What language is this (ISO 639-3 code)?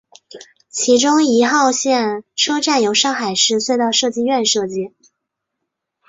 zho